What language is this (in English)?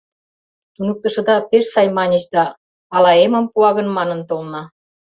Mari